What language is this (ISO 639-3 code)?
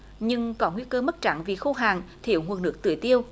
vie